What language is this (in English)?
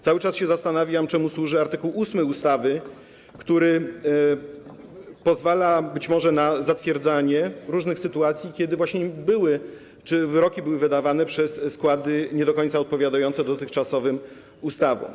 Polish